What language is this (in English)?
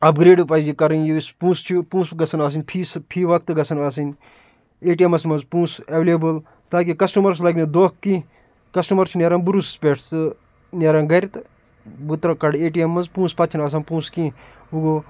Kashmiri